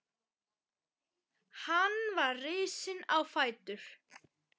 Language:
Icelandic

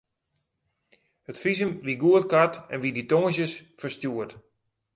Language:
Western Frisian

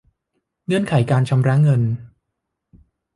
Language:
Thai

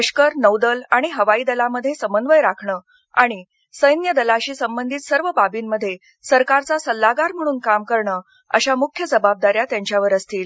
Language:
Marathi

